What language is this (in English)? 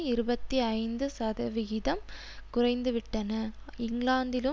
Tamil